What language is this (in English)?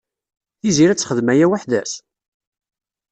Kabyle